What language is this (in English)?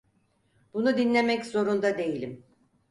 Turkish